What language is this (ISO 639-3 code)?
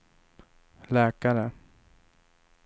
swe